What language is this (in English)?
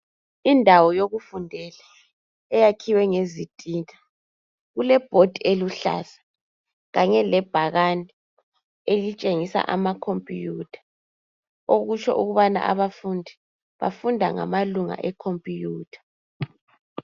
North Ndebele